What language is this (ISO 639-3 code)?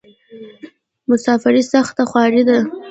pus